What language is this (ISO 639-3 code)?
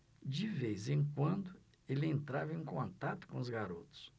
por